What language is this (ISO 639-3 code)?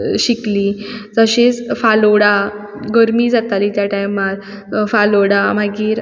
kok